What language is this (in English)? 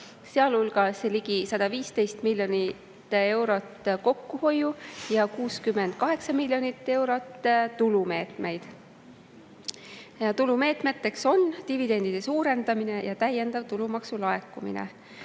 Estonian